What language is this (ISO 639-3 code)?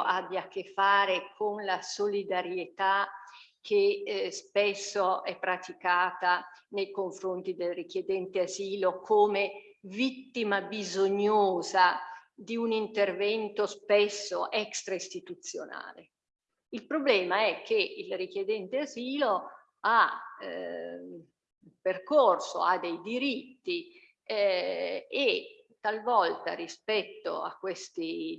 ita